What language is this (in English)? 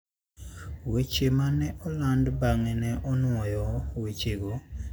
Luo (Kenya and Tanzania)